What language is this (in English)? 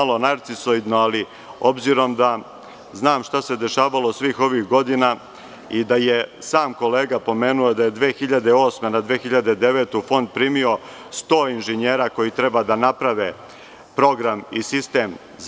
Serbian